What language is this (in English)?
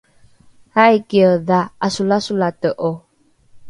Rukai